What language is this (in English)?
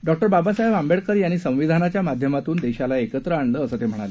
Marathi